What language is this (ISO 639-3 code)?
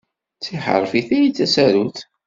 kab